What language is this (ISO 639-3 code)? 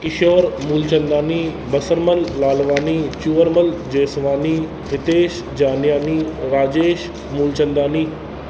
snd